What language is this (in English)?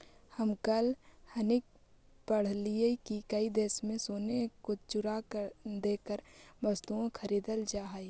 Magahi